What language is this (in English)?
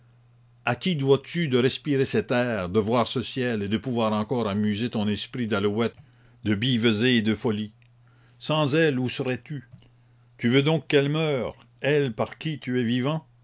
French